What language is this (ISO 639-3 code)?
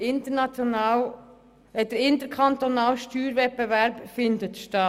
gsw